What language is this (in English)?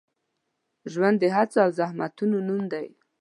Pashto